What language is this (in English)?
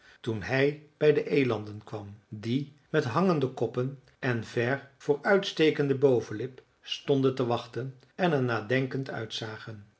Dutch